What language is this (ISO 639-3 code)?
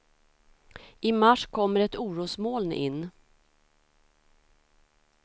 swe